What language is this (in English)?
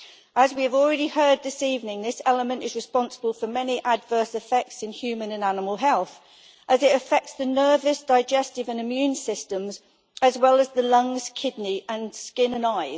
English